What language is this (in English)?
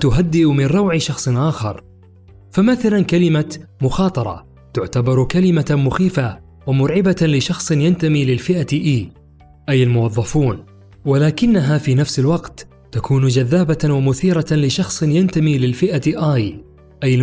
Arabic